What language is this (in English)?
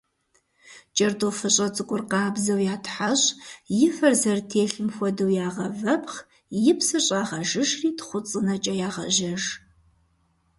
Kabardian